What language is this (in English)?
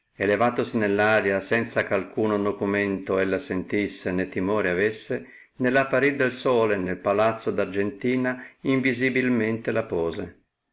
Italian